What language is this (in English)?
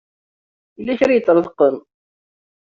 Kabyle